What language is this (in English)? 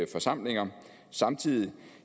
Danish